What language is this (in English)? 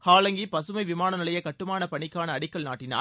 Tamil